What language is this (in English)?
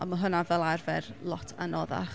Welsh